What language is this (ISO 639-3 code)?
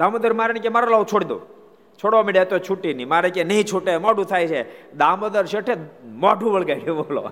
guj